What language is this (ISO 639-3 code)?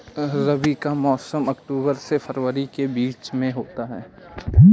hin